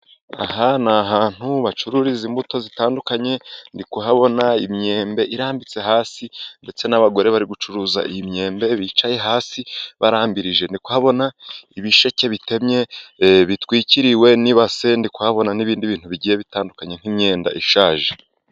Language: Kinyarwanda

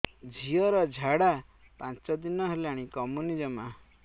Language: Odia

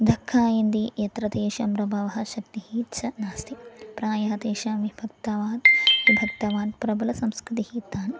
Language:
Sanskrit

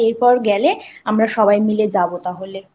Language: Bangla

